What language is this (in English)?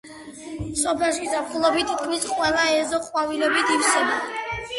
Georgian